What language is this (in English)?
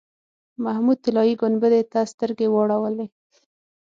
Pashto